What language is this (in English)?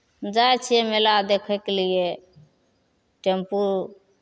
Maithili